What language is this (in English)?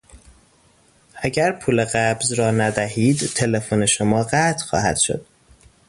Persian